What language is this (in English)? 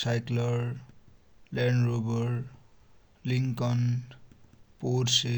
Dotyali